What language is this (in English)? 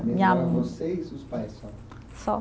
Portuguese